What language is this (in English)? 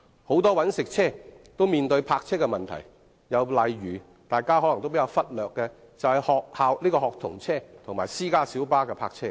Cantonese